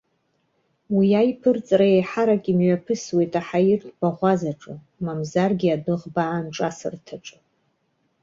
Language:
Abkhazian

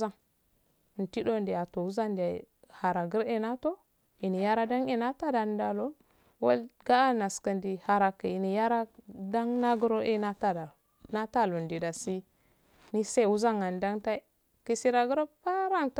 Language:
Afade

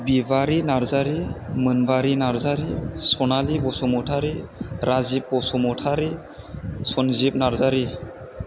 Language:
Bodo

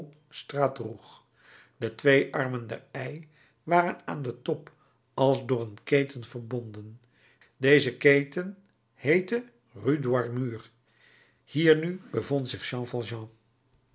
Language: Dutch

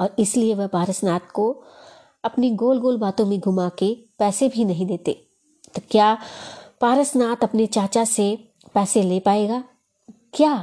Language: Hindi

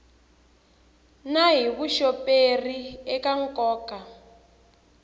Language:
Tsonga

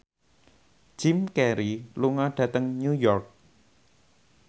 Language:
Javanese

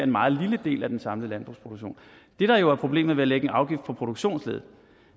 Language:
Danish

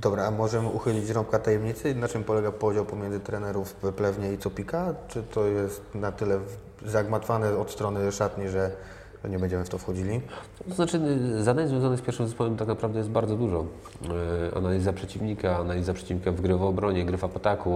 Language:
Polish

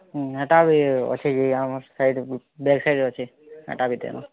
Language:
Odia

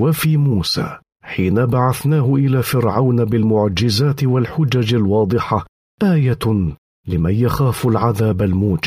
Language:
Arabic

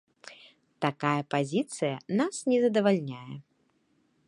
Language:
Belarusian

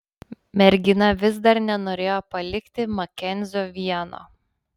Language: Lithuanian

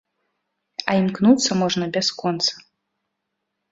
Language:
Belarusian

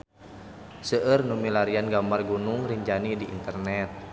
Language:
Sundanese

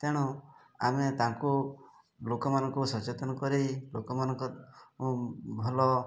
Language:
Odia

